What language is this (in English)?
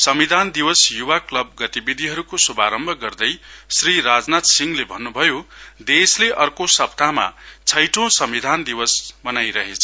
Nepali